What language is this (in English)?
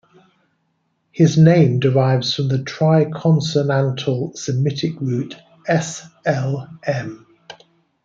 English